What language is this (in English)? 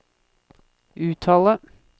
Norwegian